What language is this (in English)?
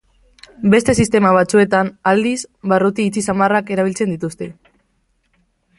Basque